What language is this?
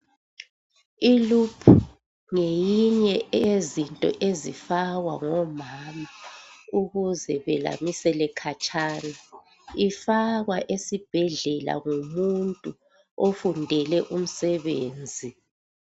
North Ndebele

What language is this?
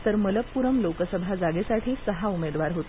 Marathi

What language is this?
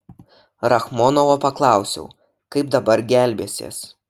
Lithuanian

